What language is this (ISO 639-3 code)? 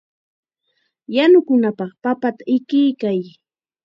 qxa